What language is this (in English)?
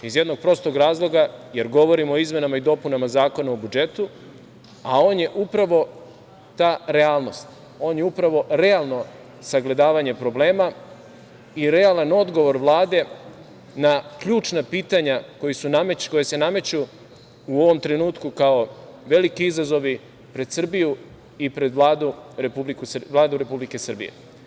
Serbian